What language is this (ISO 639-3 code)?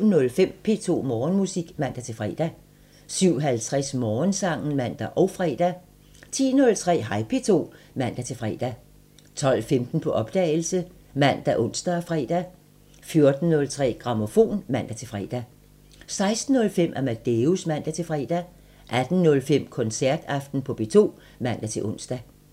dan